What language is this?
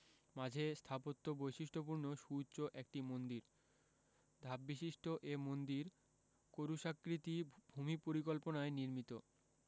Bangla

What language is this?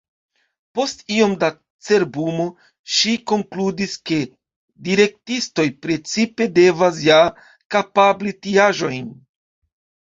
Esperanto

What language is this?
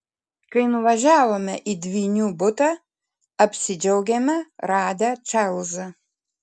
Lithuanian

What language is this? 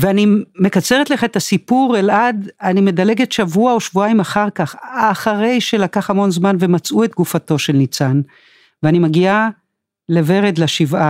Hebrew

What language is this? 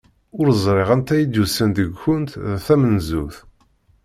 Kabyle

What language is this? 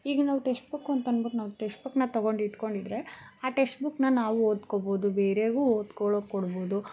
Kannada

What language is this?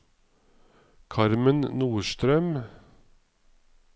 Norwegian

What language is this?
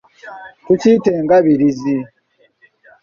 Ganda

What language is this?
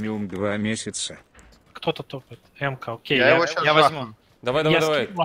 Russian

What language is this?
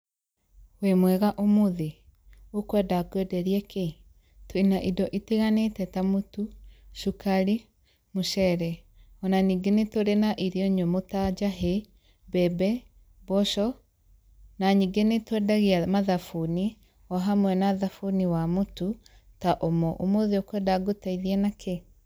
Kikuyu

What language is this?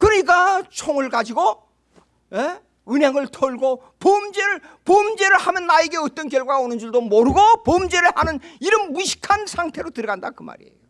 Korean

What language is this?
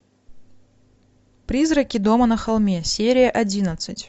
Russian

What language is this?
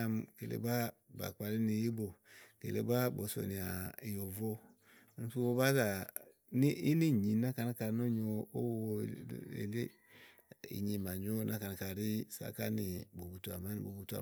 Igo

